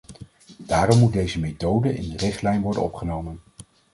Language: Dutch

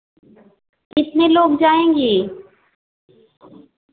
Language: Hindi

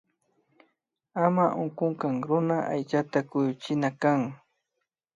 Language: Imbabura Highland Quichua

